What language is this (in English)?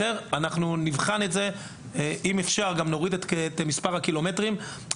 Hebrew